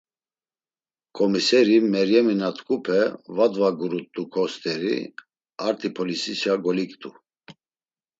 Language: Laz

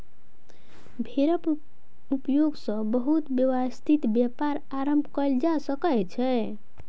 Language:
Maithili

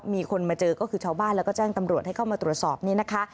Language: Thai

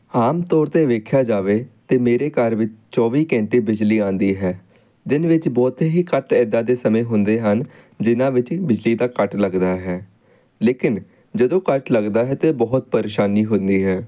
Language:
Punjabi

